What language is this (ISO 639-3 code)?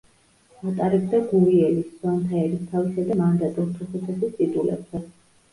kat